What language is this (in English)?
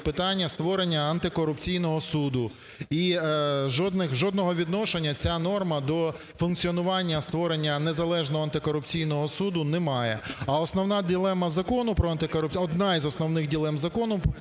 Ukrainian